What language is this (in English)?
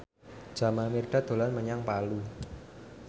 Javanese